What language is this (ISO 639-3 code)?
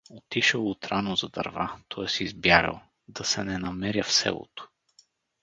bul